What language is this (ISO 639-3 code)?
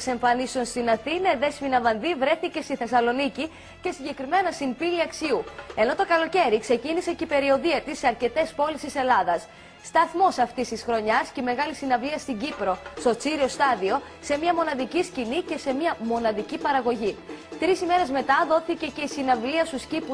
ell